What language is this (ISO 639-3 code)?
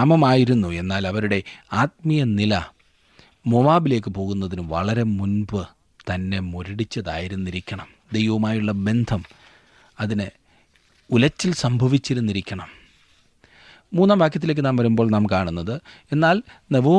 mal